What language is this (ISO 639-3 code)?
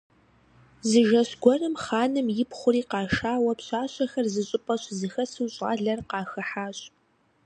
kbd